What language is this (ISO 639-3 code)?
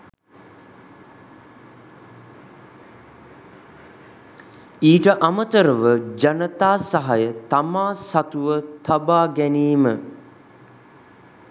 sin